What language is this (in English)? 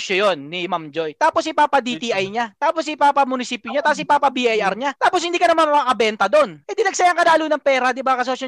Filipino